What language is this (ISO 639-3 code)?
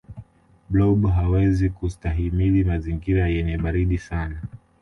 swa